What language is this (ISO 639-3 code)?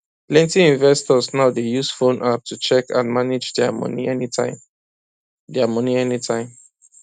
pcm